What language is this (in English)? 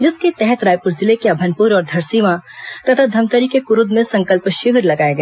Hindi